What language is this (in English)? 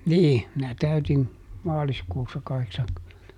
Finnish